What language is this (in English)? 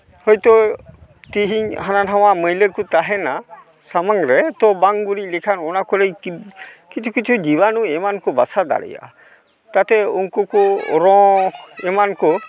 Santali